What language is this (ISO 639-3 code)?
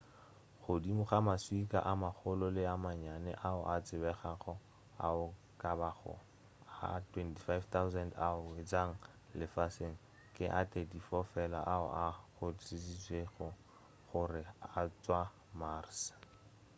nso